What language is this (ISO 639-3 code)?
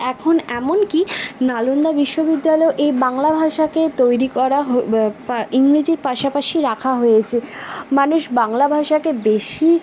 ben